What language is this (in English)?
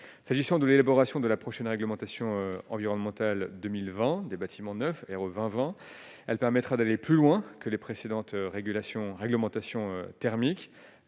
French